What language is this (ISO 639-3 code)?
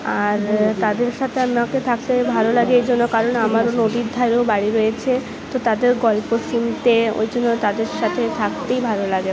ben